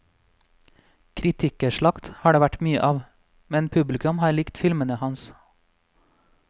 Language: Norwegian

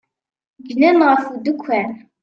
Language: Kabyle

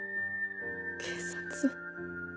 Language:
Japanese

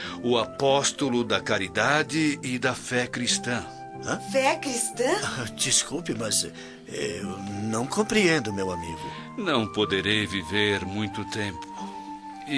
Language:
Portuguese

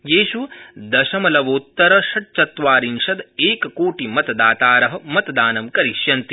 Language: Sanskrit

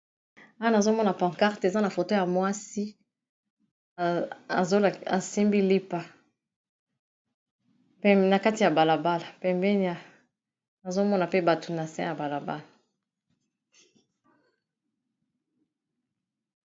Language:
Lingala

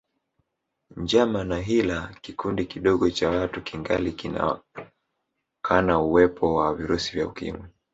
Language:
Swahili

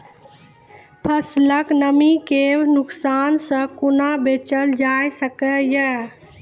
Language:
Maithili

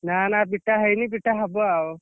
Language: Odia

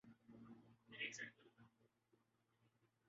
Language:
Urdu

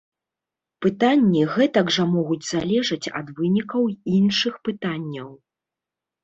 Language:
Belarusian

